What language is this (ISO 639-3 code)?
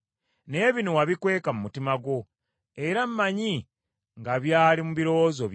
lug